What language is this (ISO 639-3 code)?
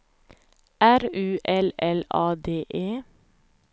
swe